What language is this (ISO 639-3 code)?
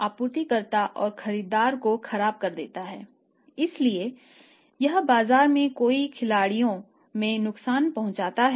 hin